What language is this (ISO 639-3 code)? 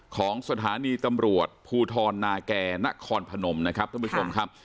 tha